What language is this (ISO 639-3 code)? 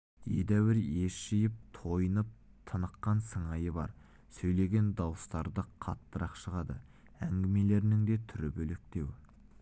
kaz